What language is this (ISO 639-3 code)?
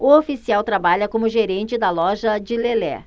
por